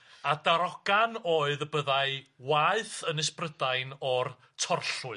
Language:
Welsh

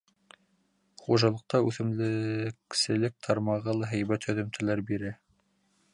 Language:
Bashkir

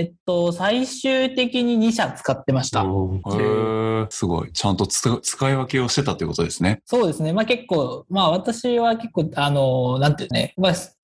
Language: Japanese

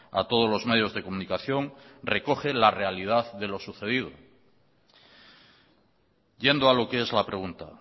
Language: Spanish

